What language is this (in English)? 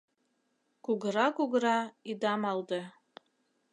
Mari